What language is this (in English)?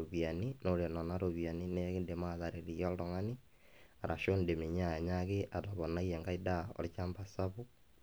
Masai